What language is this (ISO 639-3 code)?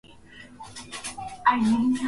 swa